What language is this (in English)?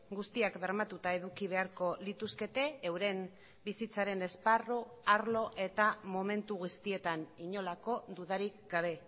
Basque